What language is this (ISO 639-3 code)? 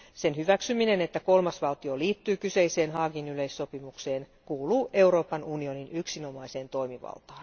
fin